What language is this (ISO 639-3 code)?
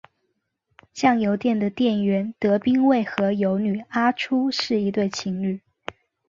zho